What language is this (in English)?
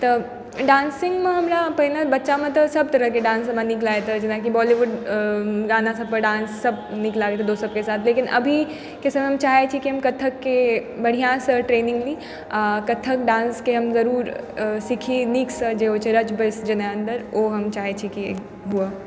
Maithili